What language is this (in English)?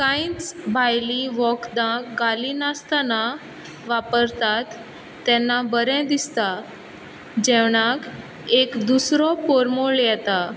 Konkani